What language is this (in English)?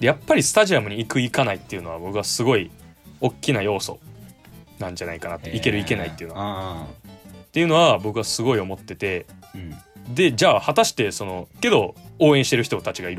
Japanese